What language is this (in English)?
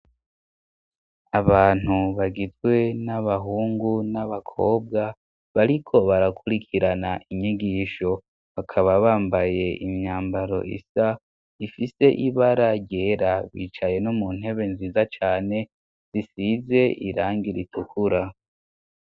Rundi